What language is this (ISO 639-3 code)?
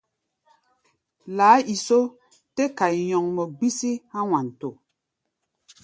gba